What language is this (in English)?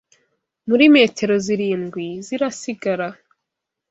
Kinyarwanda